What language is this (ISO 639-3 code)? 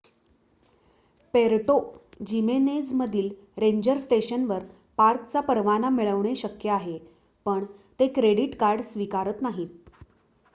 mar